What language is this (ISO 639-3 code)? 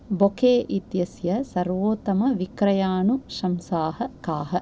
san